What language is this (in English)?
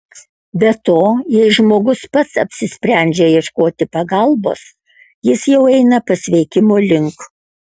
Lithuanian